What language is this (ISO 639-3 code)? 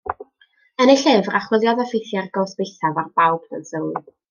cym